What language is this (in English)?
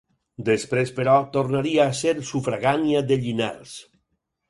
Catalan